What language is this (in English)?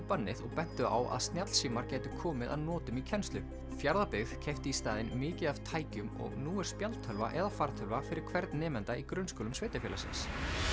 Icelandic